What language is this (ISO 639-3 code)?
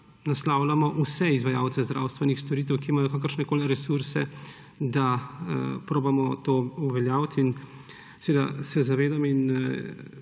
slv